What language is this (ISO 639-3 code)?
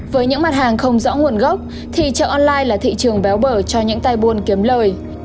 vie